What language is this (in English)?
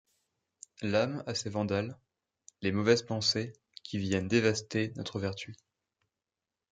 French